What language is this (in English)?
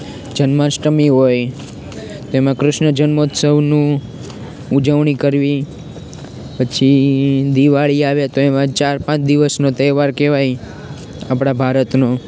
Gujarati